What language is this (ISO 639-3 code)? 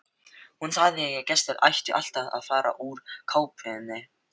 isl